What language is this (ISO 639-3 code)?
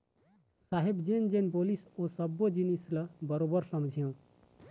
hne